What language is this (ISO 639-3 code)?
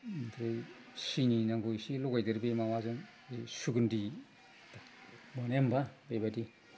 brx